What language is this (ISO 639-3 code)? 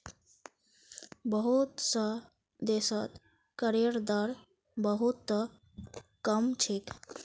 mag